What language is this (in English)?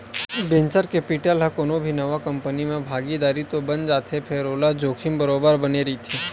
Chhattisgarhi